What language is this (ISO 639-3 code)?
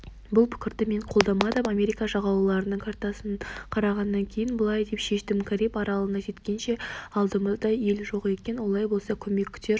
kaz